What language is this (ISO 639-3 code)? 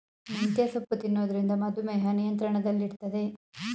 kan